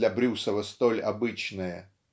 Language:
Russian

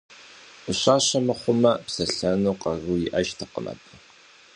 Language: Kabardian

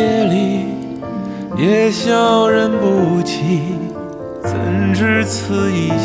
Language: Chinese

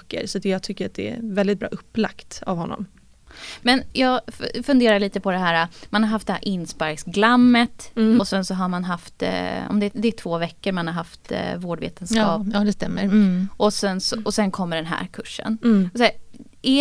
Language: Swedish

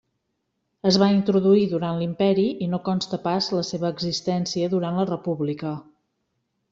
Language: Catalan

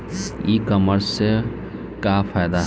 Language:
Bhojpuri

